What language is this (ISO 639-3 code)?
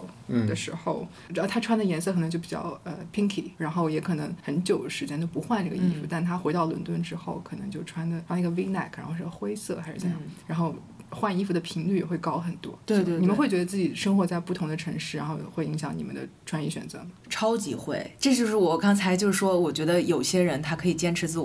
zho